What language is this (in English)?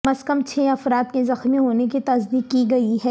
Urdu